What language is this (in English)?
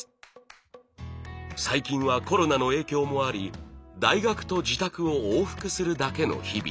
Japanese